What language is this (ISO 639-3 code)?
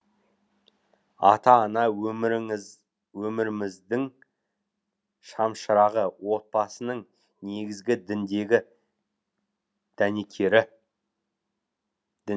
kaz